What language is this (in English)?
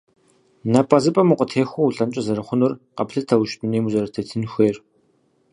Kabardian